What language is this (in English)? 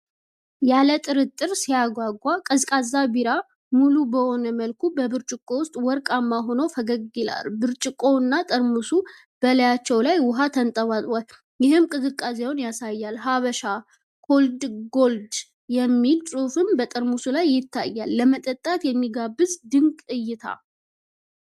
Amharic